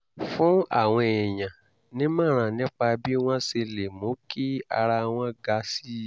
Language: Yoruba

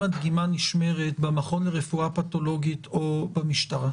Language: Hebrew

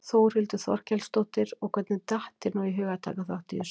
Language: Icelandic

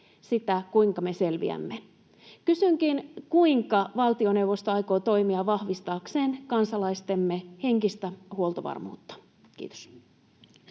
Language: Finnish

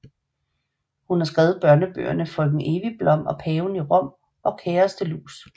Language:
Danish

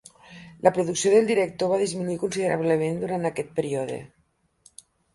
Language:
Catalan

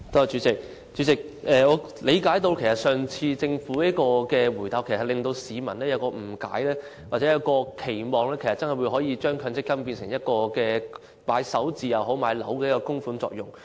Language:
Cantonese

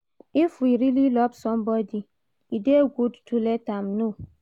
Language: Nigerian Pidgin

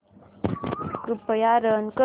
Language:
Marathi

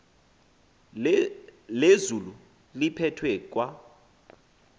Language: Xhosa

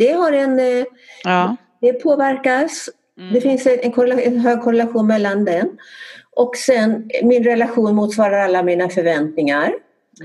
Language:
Swedish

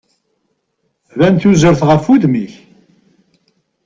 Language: Kabyle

